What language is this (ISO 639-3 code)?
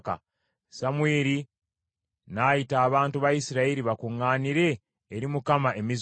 lug